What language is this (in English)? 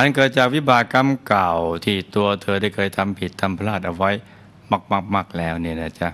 Thai